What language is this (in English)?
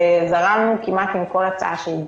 Hebrew